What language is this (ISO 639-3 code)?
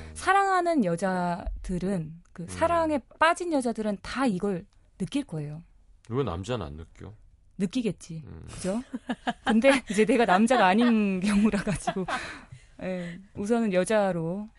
kor